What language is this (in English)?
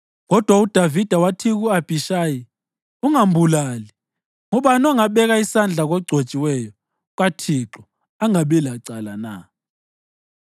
North Ndebele